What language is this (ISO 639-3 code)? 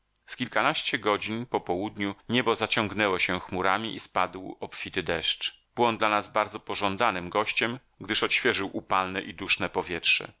pol